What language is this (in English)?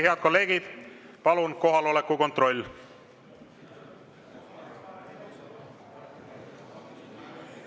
Estonian